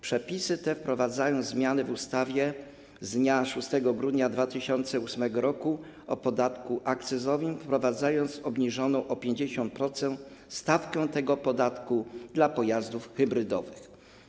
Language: Polish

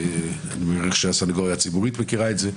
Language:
Hebrew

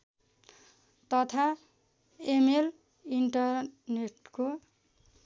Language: Nepali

